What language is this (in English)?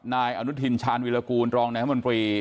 Thai